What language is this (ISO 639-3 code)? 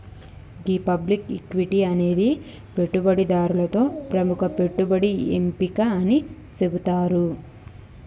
tel